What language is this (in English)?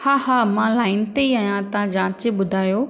Sindhi